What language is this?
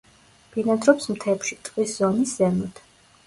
Georgian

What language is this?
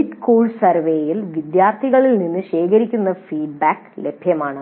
Malayalam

